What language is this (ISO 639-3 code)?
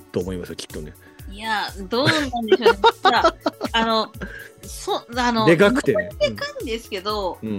jpn